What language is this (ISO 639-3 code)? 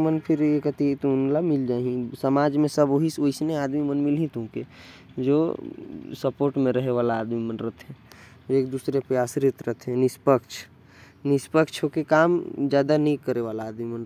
kfp